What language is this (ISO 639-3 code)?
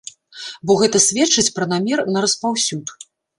bel